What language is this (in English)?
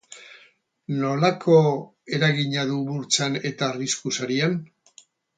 Basque